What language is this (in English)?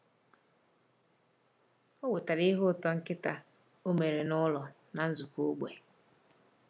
Igbo